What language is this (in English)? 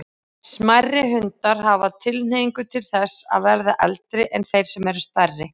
Icelandic